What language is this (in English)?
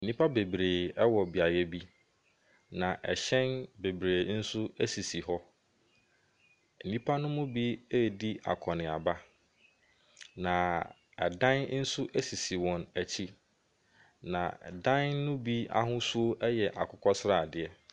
Akan